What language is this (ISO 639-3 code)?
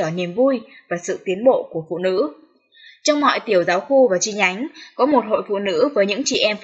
vie